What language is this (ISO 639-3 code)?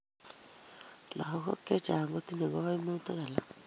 kln